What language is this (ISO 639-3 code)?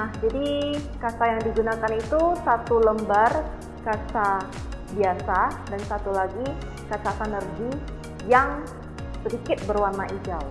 ind